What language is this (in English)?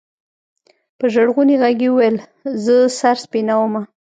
Pashto